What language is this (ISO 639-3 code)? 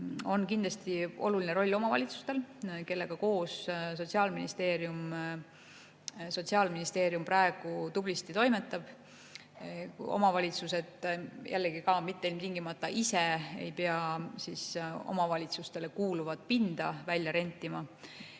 est